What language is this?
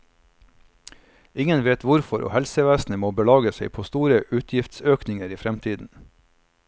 Norwegian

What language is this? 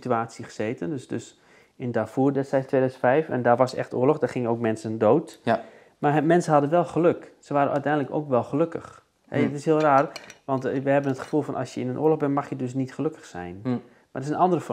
Dutch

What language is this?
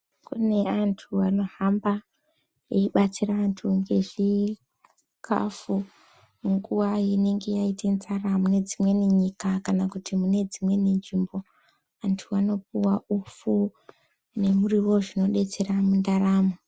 Ndau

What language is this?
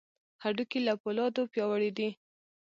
Pashto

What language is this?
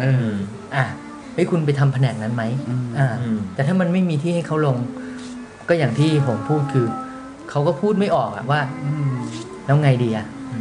Thai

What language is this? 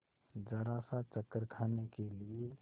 Hindi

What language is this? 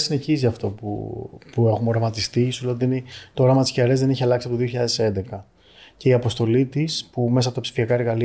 Greek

